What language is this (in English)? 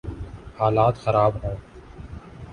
Urdu